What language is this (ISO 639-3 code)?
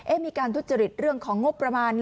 tha